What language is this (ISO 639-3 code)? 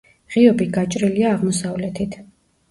kat